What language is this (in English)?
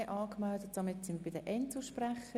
Swiss German